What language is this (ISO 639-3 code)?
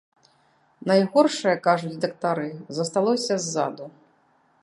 bel